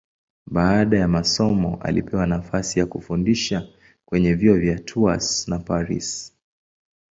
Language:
Swahili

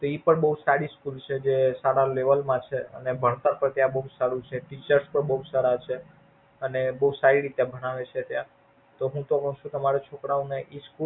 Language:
Gujarati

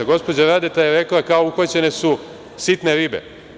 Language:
Serbian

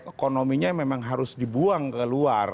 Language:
Indonesian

